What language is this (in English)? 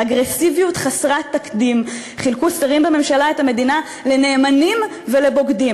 Hebrew